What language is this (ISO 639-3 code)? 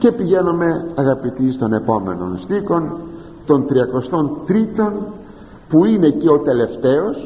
ell